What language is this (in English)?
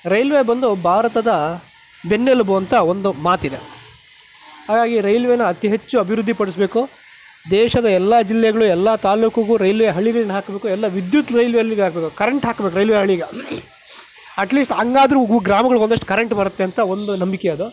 Kannada